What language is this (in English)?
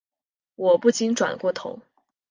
Chinese